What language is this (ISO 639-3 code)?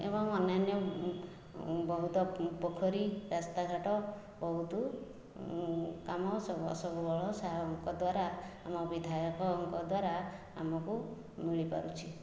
ori